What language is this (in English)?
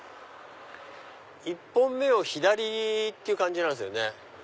Japanese